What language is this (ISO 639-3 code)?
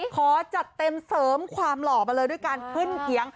tha